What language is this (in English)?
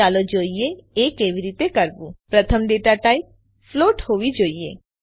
Gujarati